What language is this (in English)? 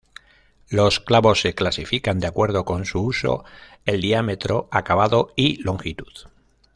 Spanish